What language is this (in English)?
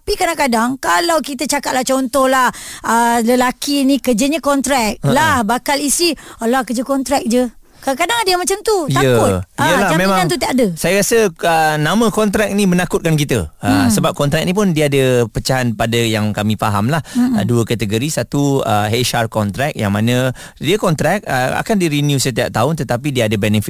Malay